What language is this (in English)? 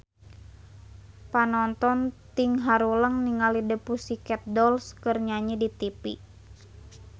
Sundanese